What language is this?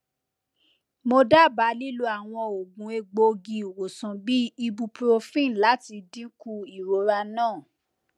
Yoruba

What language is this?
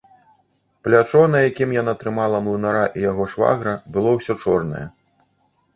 Belarusian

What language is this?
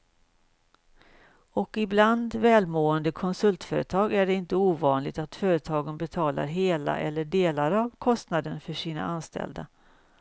Swedish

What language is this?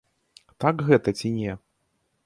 Belarusian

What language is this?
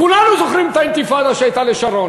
Hebrew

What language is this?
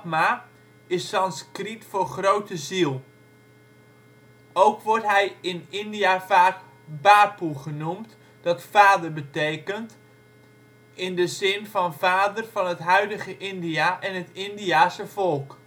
Dutch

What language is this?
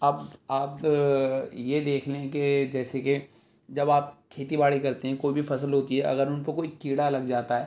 Urdu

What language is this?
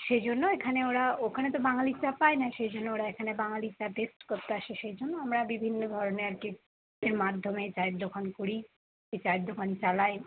Bangla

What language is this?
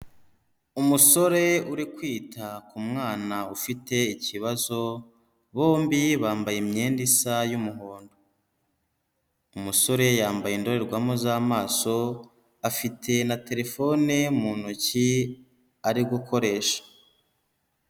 Kinyarwanda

